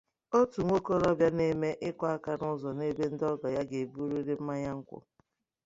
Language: Igbo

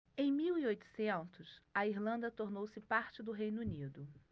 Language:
Portuguese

